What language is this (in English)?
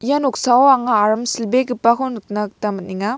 Garo